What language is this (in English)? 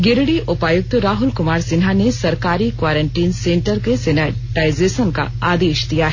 Hindi